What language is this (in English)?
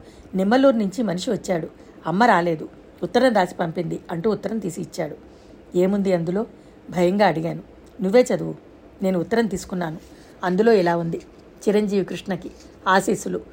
Telugu